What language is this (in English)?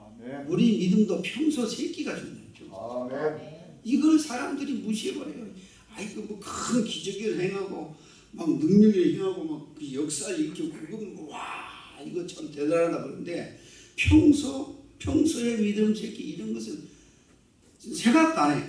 Korean